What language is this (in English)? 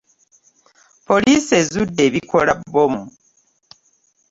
Ganda